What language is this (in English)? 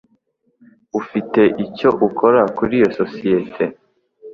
Kinyarwanda